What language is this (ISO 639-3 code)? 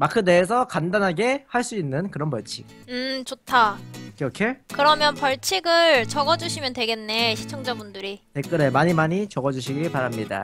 kor